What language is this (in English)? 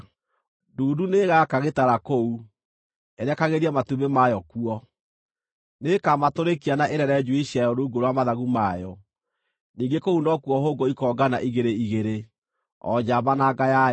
Kikuyu